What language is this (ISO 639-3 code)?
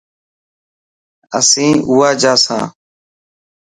mki